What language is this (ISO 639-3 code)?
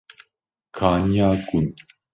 kur